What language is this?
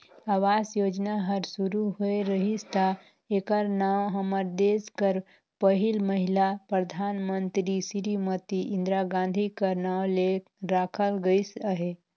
Chhattisgarhi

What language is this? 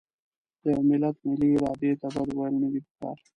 Pashto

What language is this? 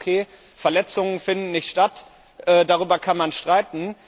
German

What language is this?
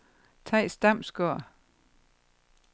Danish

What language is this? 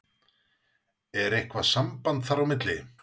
Icelandic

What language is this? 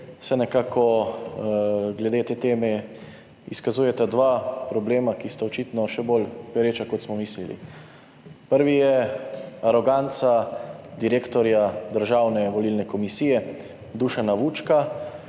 Slovenian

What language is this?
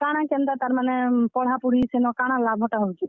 Odia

